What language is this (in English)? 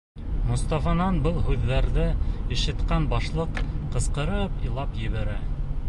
Bashkir